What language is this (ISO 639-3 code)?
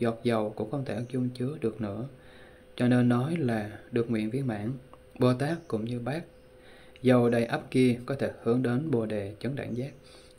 vie